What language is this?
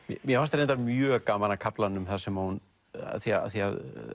Icelandic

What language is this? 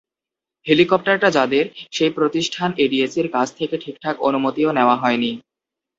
Bangla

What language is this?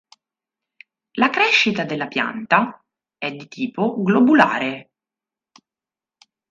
Italian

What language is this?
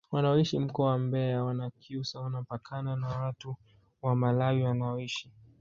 Swahili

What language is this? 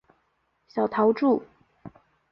Chinese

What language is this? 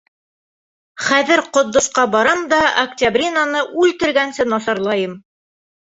Bashkir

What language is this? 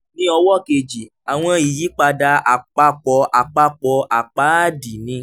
Yoruba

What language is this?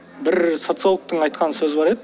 Kazakh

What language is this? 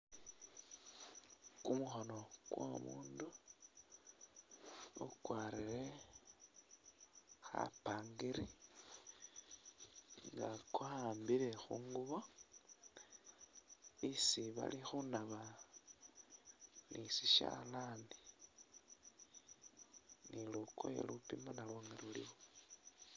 Masaaba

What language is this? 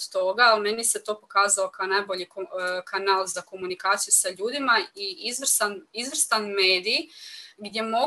Croatian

